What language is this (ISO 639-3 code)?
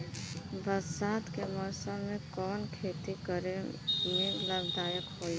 bho